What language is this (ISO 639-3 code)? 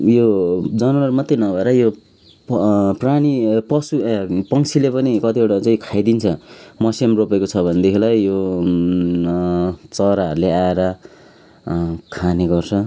nep